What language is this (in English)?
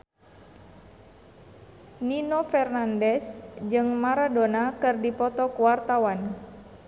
Sundanese